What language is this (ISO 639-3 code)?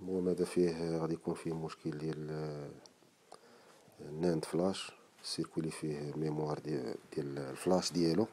ara